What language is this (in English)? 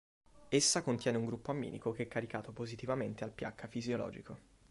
Italian